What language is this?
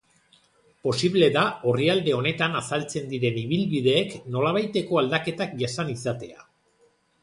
Basque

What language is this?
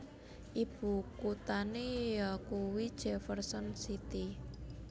Javanese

